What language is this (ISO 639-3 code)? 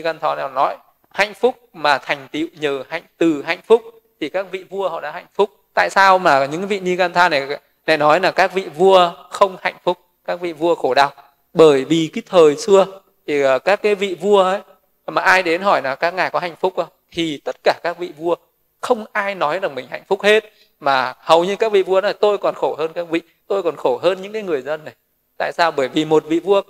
vie